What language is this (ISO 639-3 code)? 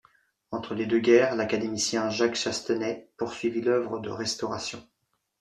fra